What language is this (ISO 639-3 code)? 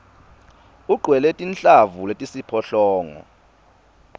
ssw